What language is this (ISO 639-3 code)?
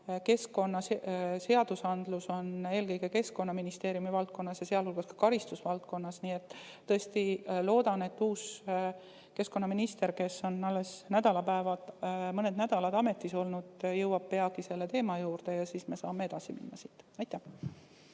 est